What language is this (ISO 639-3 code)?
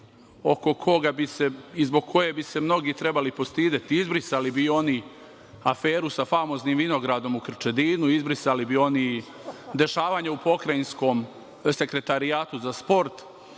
srp